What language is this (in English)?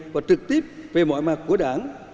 Vietnamese